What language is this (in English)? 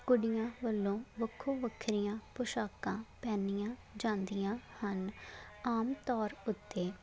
Punjabi